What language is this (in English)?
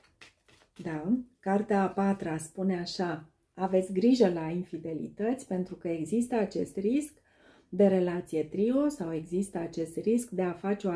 Romanian